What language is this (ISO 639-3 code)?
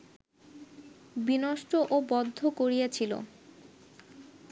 ben